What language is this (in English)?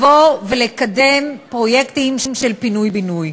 Hebrew